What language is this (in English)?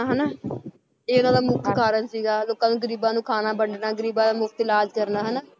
Punjabi